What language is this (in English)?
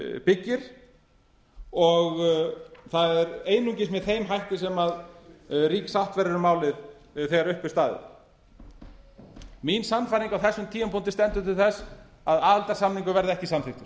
Icelandic